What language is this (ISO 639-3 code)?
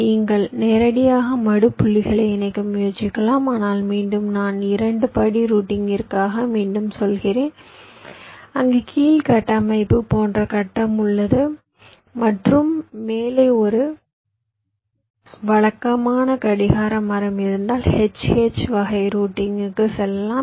tam